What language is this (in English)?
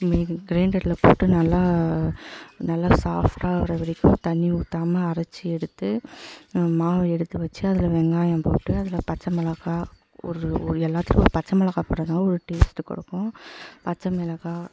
Tamil